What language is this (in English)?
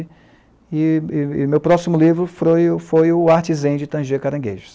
Portuguese